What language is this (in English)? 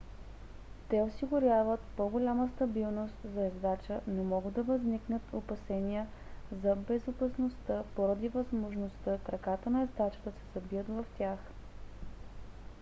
Bulgarian